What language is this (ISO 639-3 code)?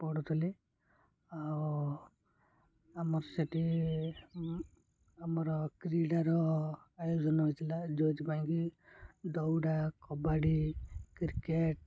ori